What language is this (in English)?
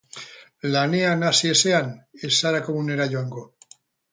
Basque